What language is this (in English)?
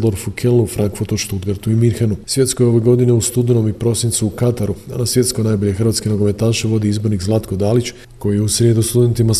Croatian